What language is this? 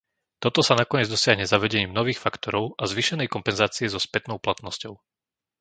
Slovak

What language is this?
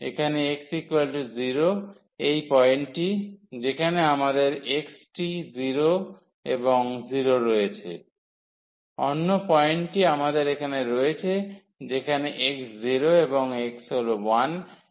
Bangla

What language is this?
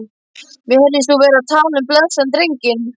Icelandic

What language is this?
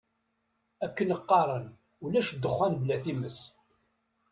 Kabyle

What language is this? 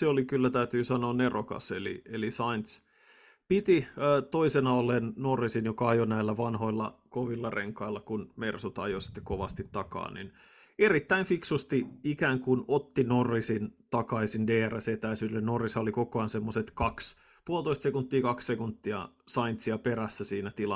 Finnish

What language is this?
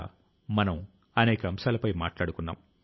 Telugu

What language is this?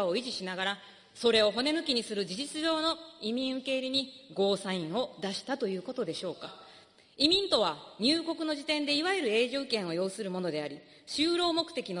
Japanese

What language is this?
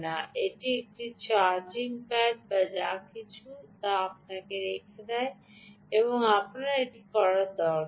Bangla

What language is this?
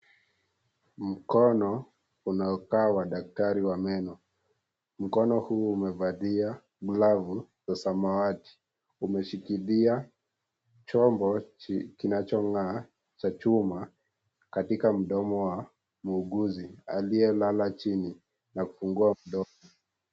Swahili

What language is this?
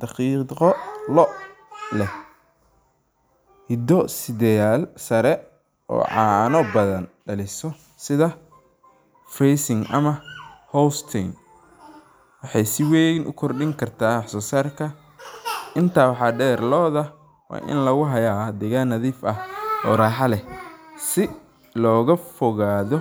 Somali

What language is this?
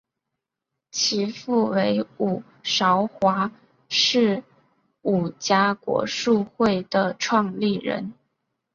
Chinese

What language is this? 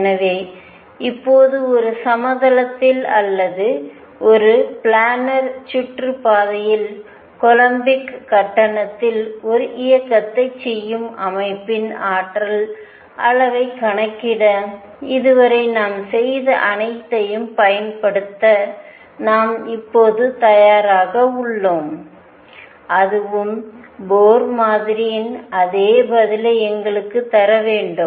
Tamil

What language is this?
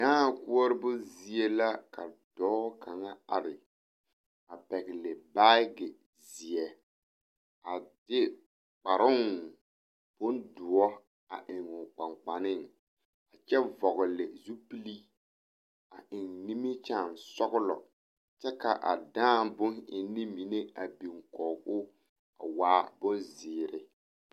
Southern Dagaare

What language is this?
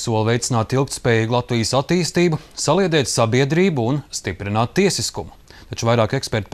Latvian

